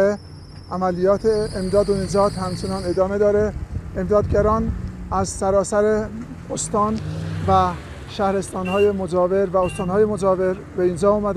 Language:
Persian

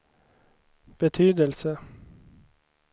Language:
Swedish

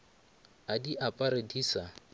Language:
Northern Sotho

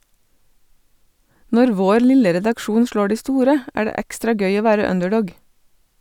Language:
Norwegian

